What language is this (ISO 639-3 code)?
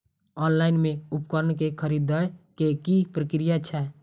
mai